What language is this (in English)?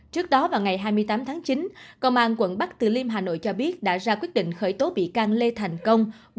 Vietnamese